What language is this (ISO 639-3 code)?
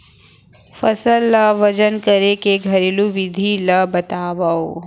hne